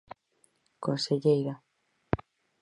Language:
Galician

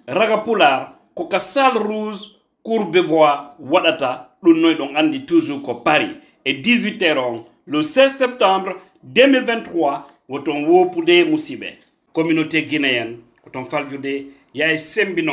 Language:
French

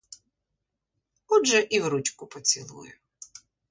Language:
Ukrainian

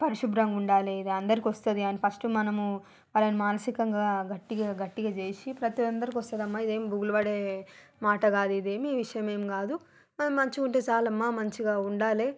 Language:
Telugu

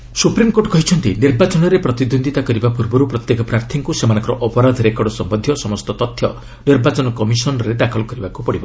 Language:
Odia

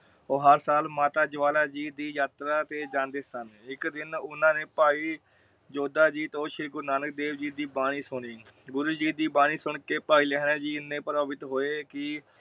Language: Punjabi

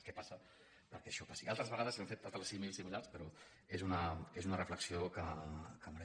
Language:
Catalan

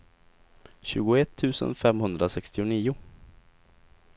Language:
Swedish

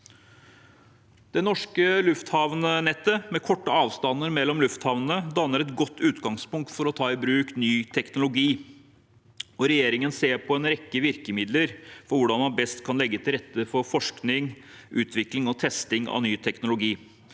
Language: Norwegian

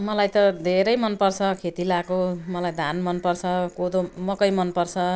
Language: Nepali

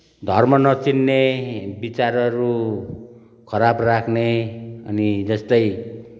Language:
Nepali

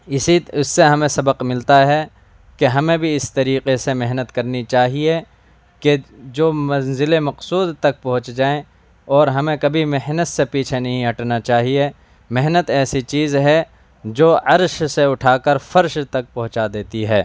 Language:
Urdu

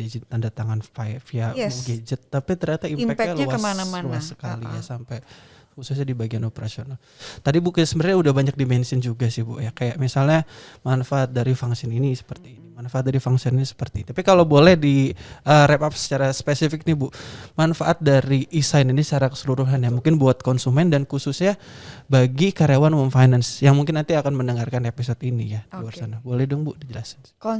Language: Indonesian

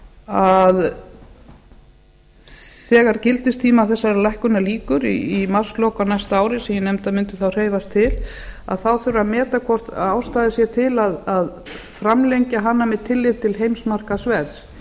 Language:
Icelandic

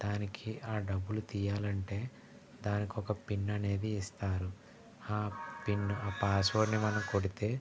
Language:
Telugu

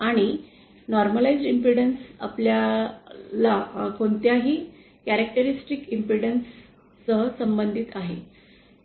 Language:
Marathi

